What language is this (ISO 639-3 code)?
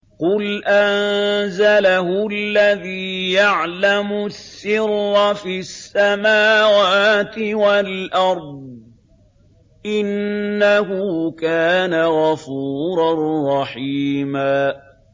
ara